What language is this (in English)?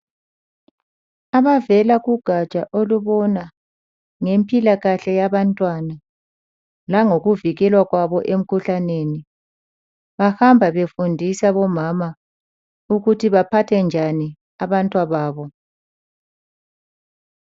North Ndebele